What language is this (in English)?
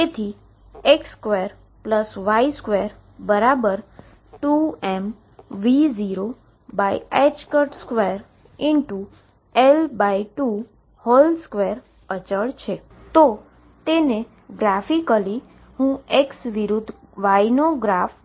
Gujarati